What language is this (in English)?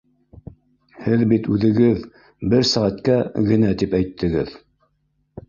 Bashkir